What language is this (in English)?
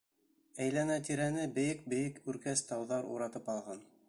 Bashkir